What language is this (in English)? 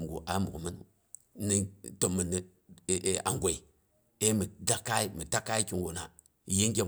Boghom